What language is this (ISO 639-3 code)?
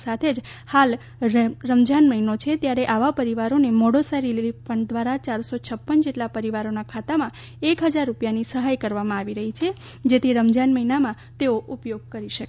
guj